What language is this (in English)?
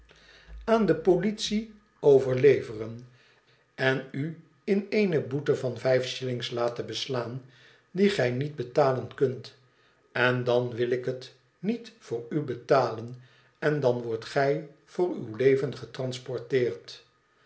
Dutch